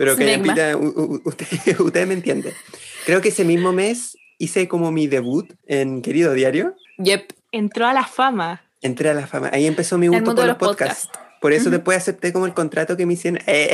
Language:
Spanish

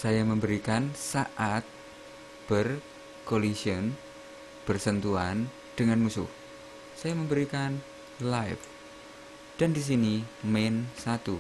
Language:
Indonesian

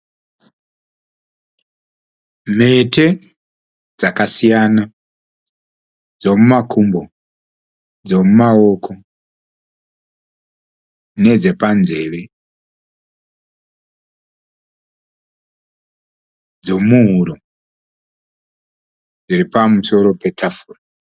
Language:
Shona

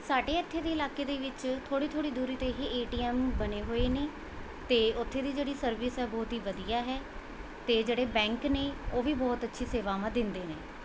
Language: Punjabi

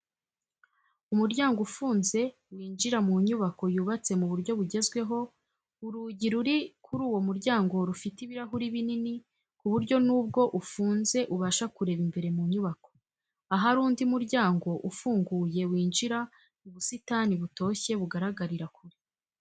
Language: Kinyarwanda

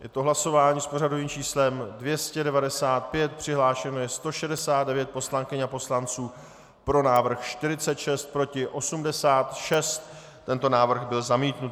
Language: Czech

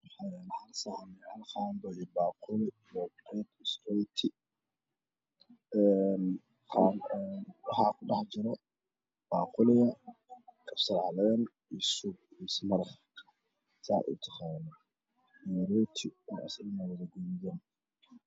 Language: Somali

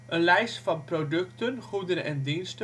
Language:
Dutch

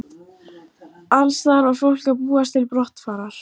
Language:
Icelandic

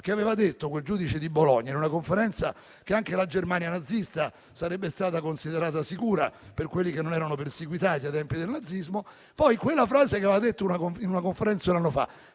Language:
Italian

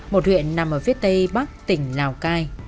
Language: Vietnamese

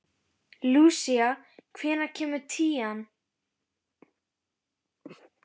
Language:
Icelandic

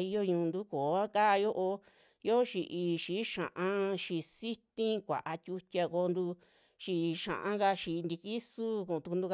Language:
Western Juxtlahuaca Mixtec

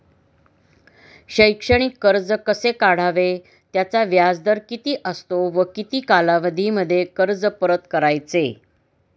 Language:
Marathi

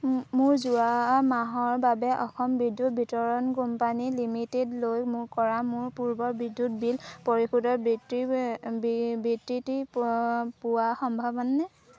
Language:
Assamese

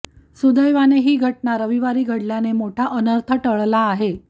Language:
Marathi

